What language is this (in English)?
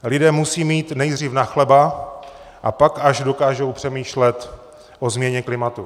Czech